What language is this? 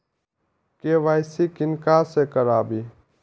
Maithili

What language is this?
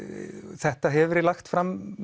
Icelandic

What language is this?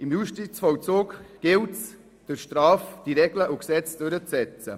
Swiss German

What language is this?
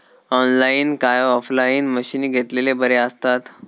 Marathi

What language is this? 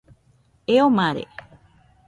Nüpode Huitoto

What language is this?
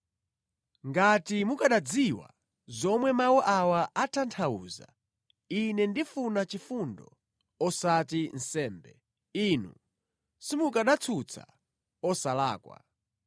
Nyanja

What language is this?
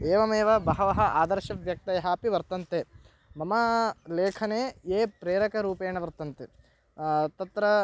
Sanskrit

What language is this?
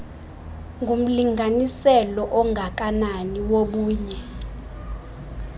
Xhosa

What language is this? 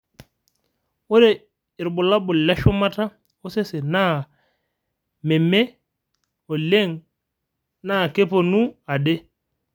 Masai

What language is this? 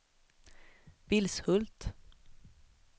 Swedish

